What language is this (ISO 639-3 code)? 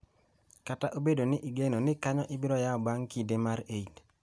luo